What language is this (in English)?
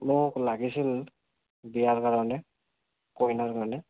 Assamese